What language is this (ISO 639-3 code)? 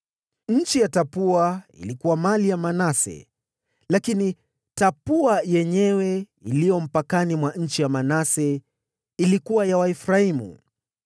swa